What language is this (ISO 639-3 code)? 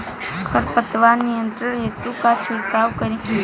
bho